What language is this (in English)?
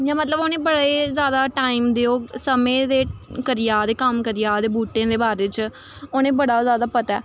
Dogri